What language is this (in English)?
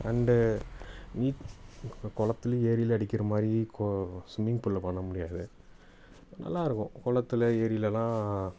Tamil